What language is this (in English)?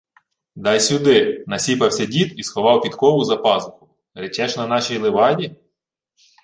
Ukrainian